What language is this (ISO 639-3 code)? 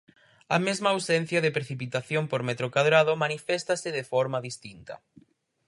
glg